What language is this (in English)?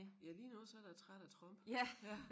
Danish